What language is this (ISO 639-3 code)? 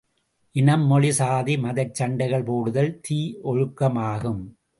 tam